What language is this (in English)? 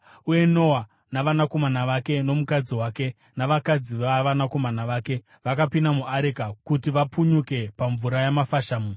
Shona